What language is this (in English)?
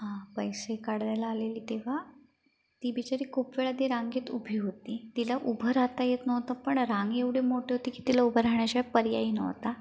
Marathi